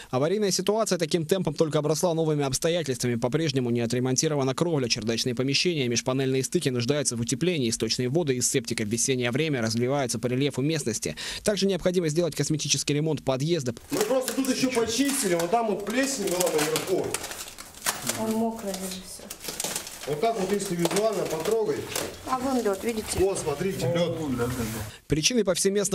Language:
Russian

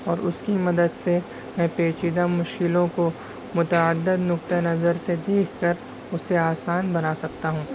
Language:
Urdu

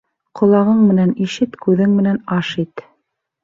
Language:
Bashkir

